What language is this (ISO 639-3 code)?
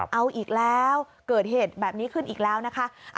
tha